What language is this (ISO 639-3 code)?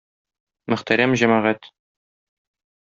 tat